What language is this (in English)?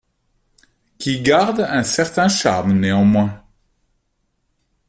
French